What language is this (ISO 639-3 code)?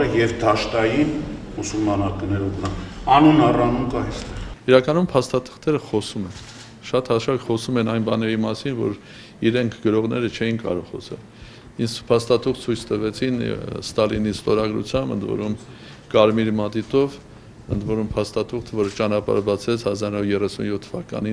rus